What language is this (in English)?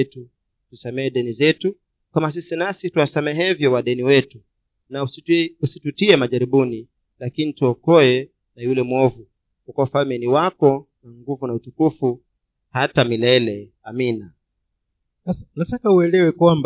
Swahili